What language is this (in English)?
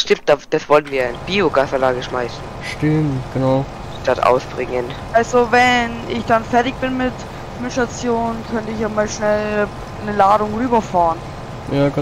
German